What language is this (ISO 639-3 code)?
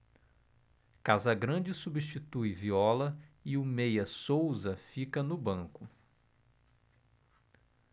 por